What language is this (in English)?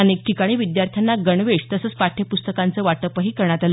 Marathi